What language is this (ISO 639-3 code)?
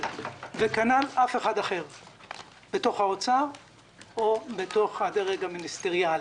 heb